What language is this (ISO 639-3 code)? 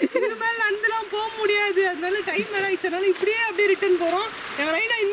hin